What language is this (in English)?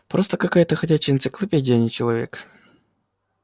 Russian